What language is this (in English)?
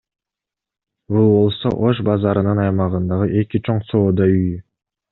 Kyrgyz